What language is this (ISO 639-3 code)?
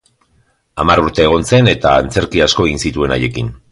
eus